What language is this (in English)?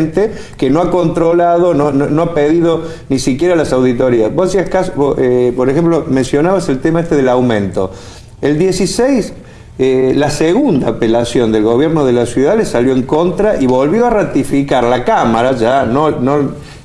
Spanish